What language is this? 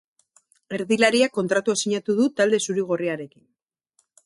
Basque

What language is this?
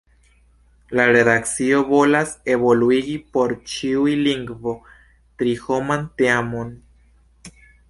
Esperanto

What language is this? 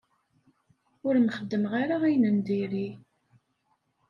Kabyle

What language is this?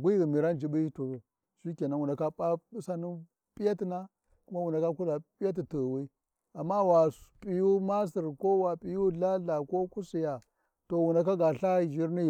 Warji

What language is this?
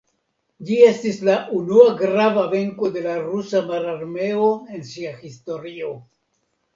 Esperanto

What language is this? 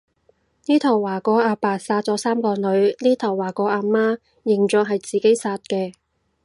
Cantonese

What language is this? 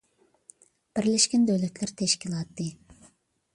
Uyghur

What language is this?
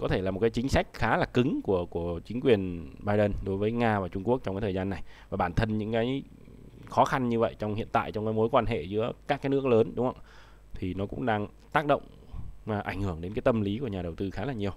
Vietnamese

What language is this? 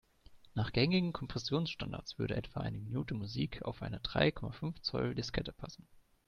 German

